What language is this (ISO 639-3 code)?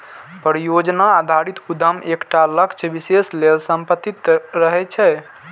mai